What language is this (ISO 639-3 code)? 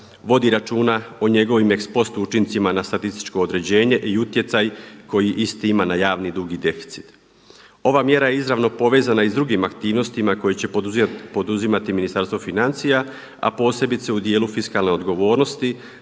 hrv